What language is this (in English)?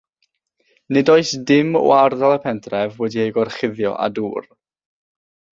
Welsh